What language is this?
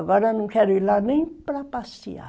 Portuguese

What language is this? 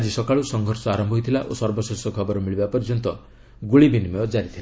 Odia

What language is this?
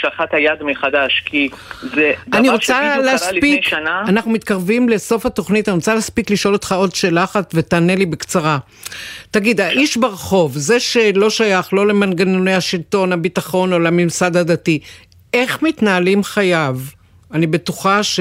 Hebrew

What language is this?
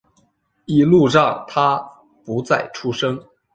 Chinese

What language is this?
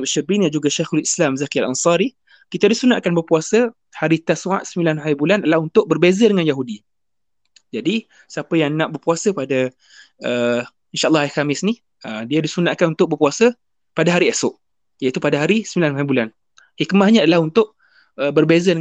Malay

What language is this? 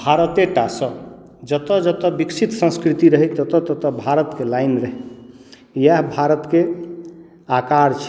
Maithili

